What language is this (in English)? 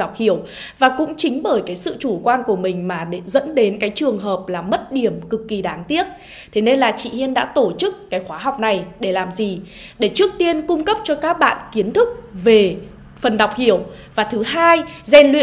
Vietnamese